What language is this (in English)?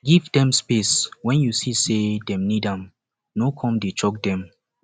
Nigerian Pidgin